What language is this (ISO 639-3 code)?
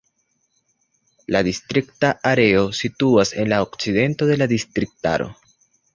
epo